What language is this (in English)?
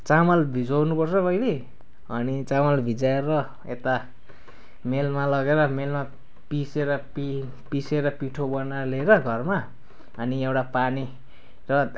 Nepali